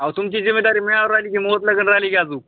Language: Marathi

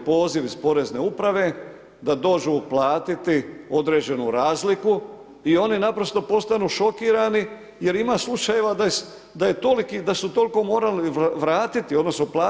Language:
Croatian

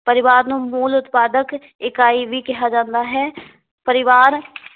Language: Punjabi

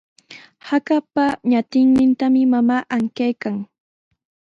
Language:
Sihuas Ancash Quechua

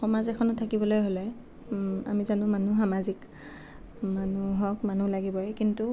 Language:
Assamese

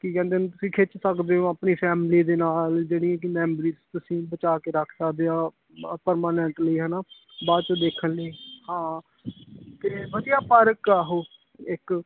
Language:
Punjabi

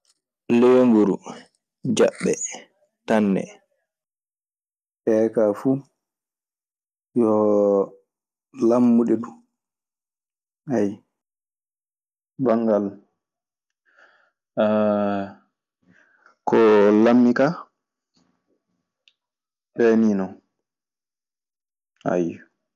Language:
Maasina Fulfulde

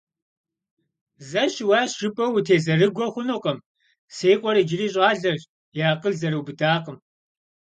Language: Kabardian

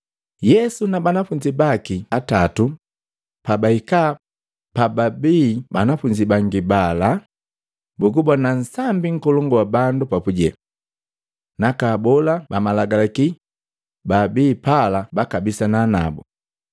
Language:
Matengo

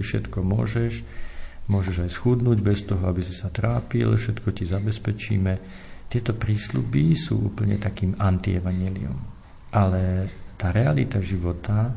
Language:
Slovak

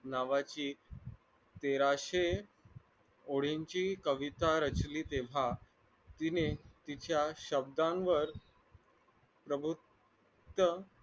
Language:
Marathi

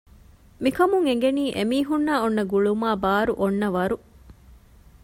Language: Divehi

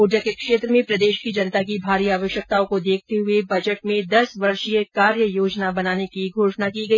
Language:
Hindi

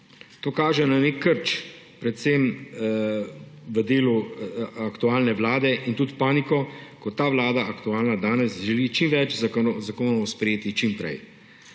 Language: Slovenian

